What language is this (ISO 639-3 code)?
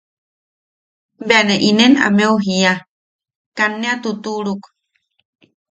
yaq